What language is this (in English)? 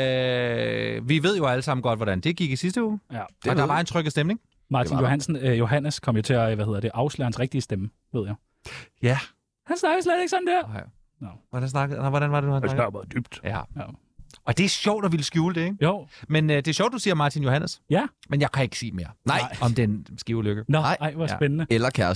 Danish